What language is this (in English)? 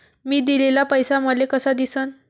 Marathi